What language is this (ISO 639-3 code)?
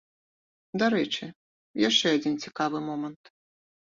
bel